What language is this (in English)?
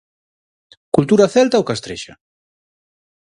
Galician